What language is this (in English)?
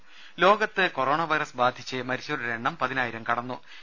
Malayalam